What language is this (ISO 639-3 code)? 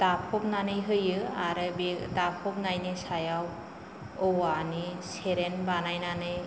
brx